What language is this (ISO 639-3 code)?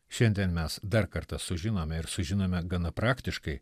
lit